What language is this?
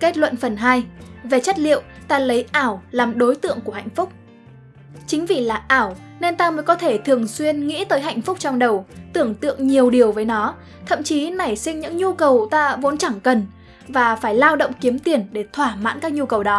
Vietnamese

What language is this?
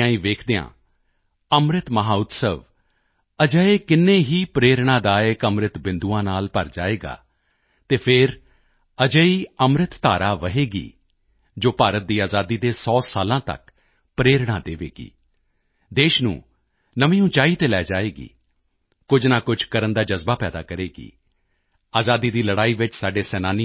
Punjabi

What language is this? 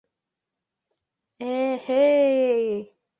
Bashkir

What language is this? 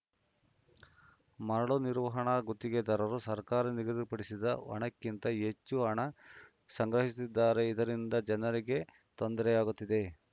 Kannada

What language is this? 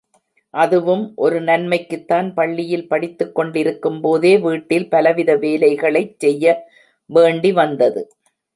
Tamil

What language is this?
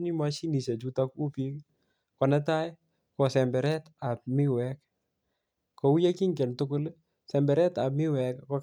Kalenjin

